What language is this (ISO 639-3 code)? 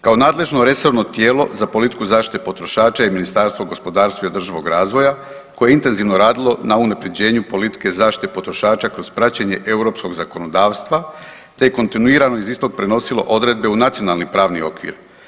hrv